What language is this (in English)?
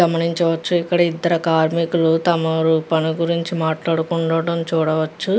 Telugu